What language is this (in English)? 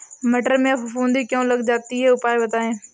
Hindi